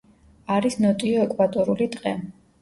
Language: Georgian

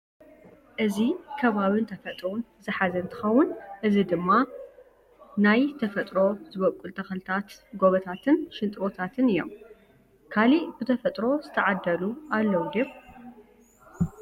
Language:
Tigrinya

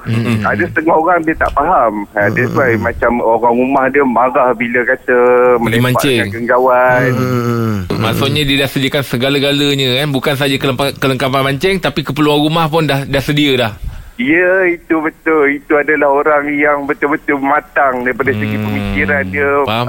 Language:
Malay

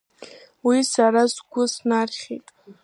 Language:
Abkhazian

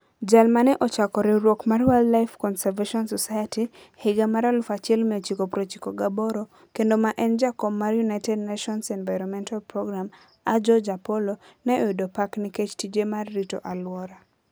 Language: Luo (Kenya and Tanzania)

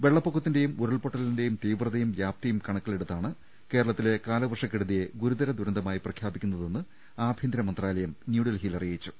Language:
Malayalam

